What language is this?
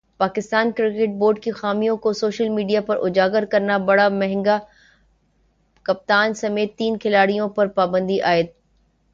Urdu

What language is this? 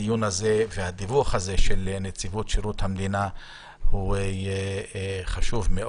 Hebrew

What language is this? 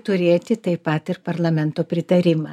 Lithuanian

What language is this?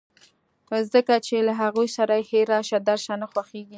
Pashto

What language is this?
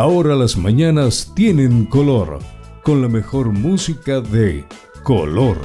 Spanish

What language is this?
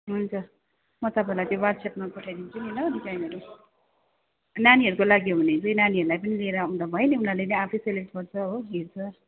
Nepali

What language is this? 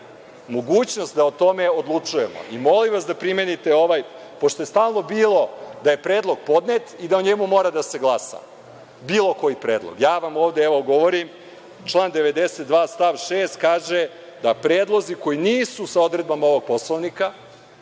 Serbian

